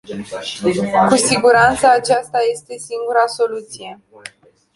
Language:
Romanian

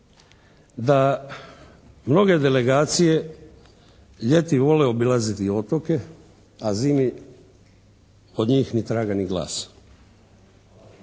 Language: Croatian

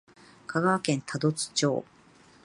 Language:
Japanese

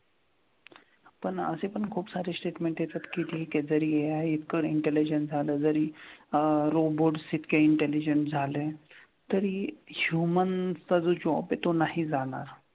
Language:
Marathi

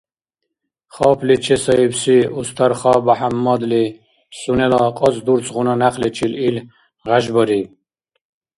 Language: Dargwa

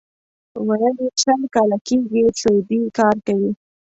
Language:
Pashto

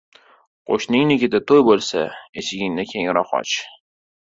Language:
Uzbek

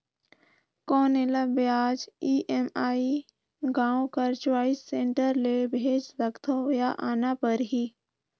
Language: Chhattisgarhi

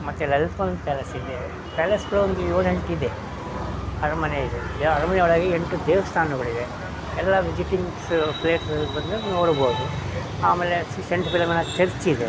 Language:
Kannada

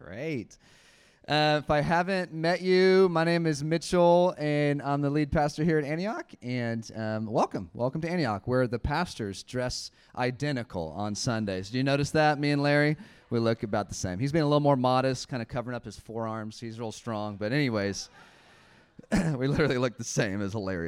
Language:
English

